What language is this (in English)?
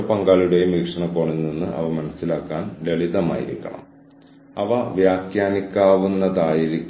Malayalam